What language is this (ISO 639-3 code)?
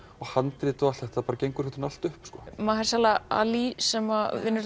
isl